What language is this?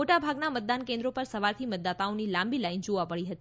Gujarati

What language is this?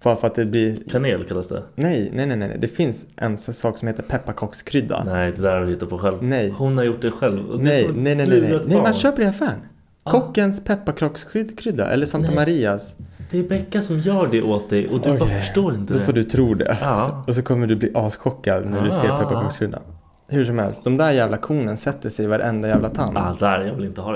Swedish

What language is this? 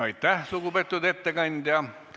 Estonian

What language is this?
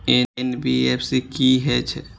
Maithili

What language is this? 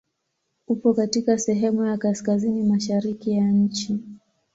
Swahili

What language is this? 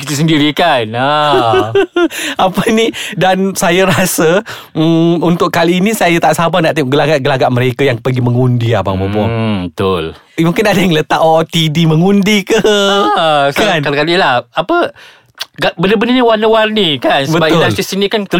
Malay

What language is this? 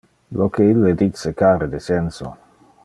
Interlingua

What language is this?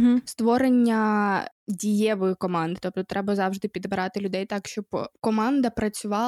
Ukrainian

